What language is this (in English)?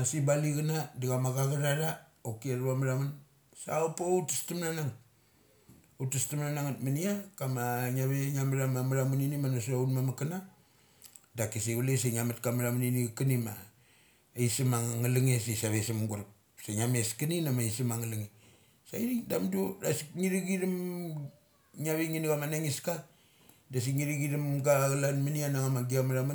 Mali